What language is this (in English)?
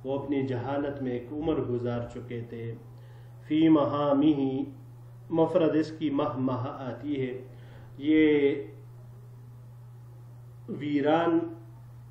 Arabic